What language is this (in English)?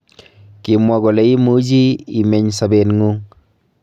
Kalenjin